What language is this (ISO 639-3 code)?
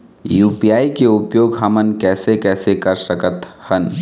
hne